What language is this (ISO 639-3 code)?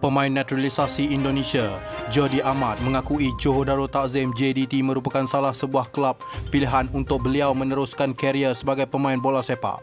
msa